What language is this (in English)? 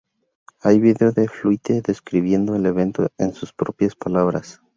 Spanish